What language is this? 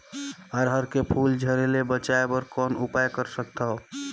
Chhattisgarhi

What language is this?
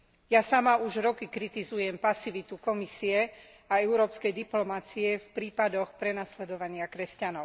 Slovak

